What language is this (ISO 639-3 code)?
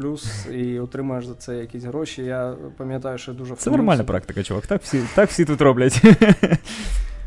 ukr